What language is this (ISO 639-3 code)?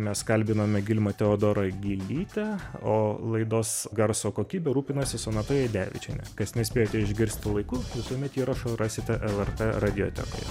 lit